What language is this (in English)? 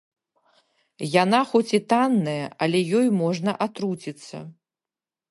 Belarusian